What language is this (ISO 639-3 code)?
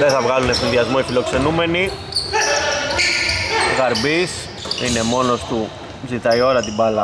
ell